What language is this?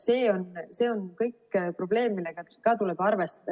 Estonian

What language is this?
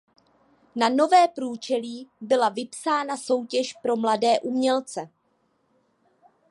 Czech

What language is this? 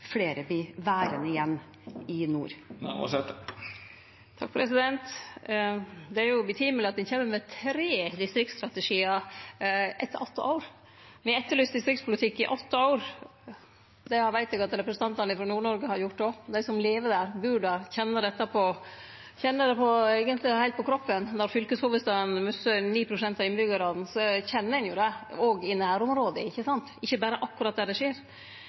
Norwegian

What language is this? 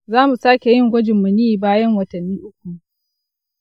Hausa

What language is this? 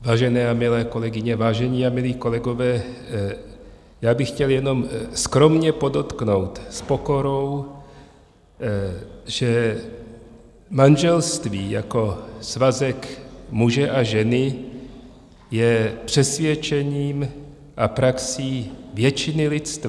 Czech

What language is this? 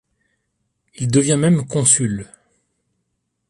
French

